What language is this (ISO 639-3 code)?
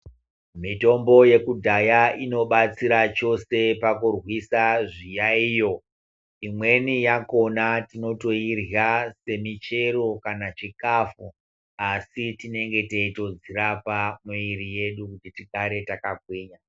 ndc